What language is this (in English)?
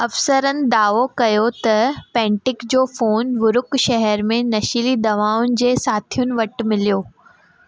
Sindhi